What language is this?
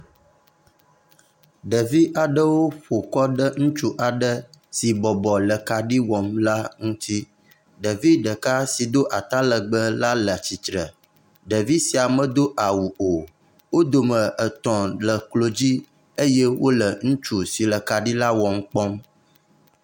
Ewe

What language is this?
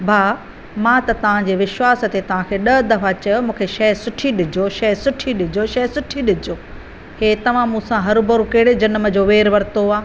Sindhi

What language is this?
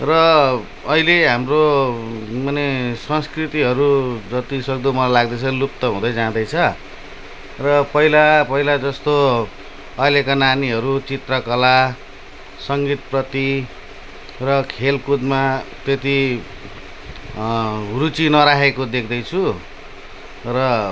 Nepali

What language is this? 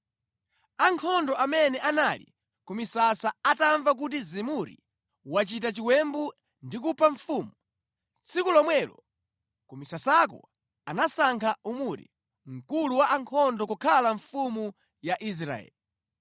Nyanja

